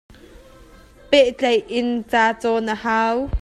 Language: Hakha Chin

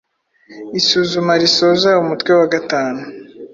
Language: Kinyarwanda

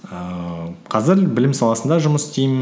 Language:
Kazakh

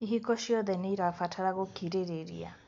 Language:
Kikuyu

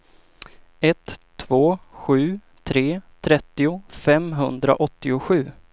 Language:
Swedish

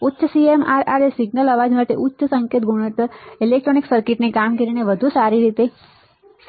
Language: Gujarati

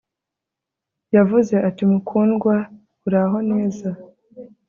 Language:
Kinyarwanda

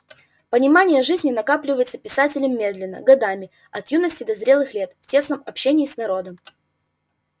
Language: Russian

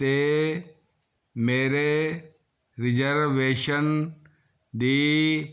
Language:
Punjabi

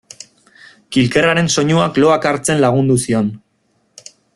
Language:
Basque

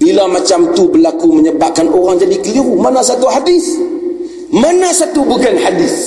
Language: Malay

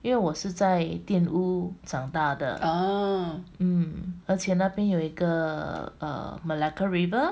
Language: English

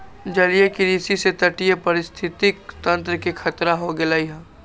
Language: Magahi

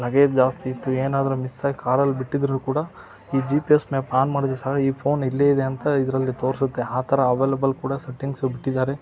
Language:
Kannada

